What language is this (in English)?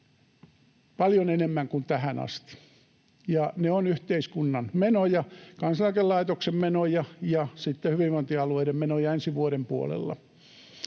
Finnish